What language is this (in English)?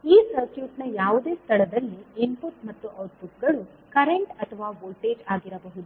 Kannada